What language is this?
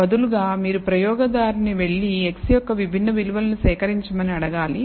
Telugu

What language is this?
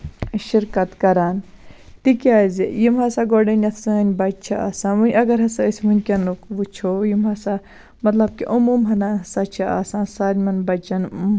Kashmiri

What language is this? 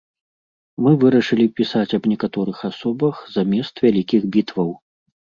Belarusian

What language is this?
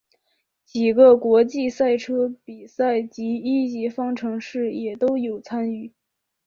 Chinese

